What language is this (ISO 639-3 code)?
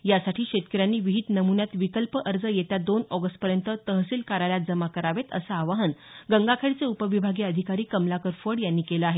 mar